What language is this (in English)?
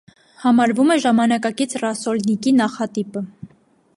Armenian